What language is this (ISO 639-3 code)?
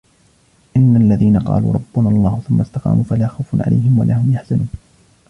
ara